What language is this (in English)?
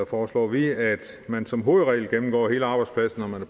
Danish